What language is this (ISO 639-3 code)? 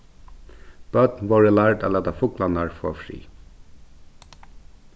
fao